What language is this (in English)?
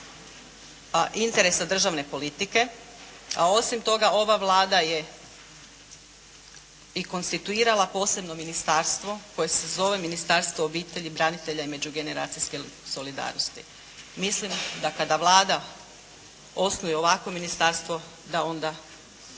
Croatian